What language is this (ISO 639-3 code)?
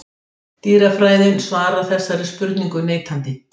isl